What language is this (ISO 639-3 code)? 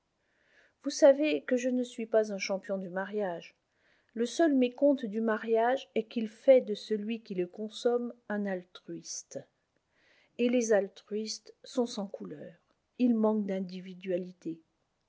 fra